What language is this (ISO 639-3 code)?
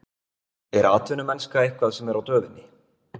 isl